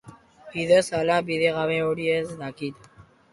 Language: Basque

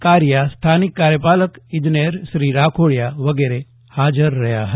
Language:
Gujarati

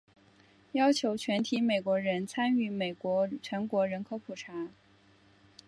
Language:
Chinese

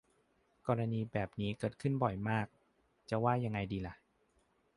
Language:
Thai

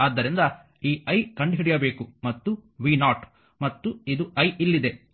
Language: Kannada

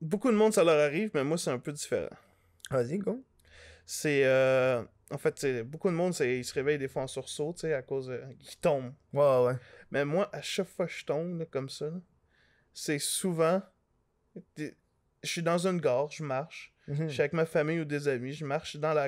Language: French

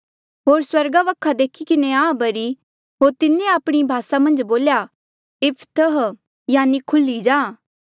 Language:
Mandeali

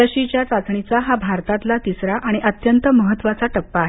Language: Marathi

